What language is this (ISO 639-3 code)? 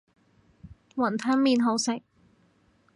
yue